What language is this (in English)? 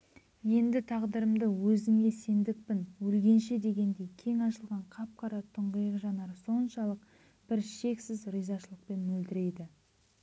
Kazakh